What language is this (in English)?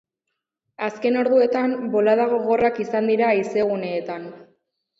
Basque